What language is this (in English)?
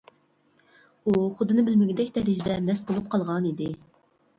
Uyghur